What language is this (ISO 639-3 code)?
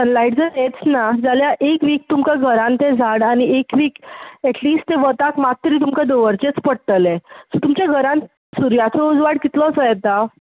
kok